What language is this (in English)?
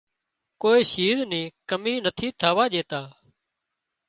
Wadiyara Koli